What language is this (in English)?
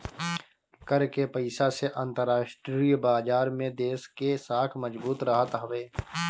Bhojpuri